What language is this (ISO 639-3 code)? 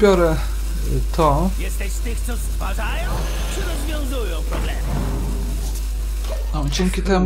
pol